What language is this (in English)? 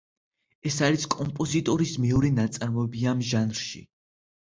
Georgian